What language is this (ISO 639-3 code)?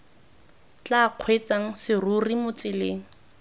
tsn